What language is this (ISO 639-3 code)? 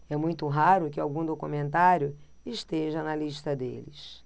por